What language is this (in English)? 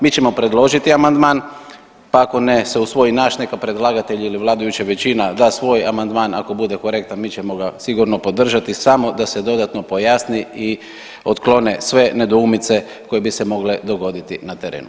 Croatian